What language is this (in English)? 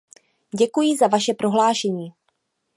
Czech